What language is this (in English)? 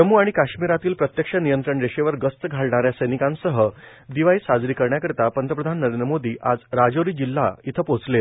Marathi